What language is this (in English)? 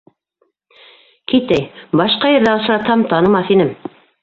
Bashkir